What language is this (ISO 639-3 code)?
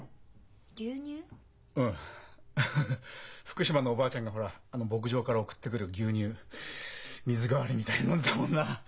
jpn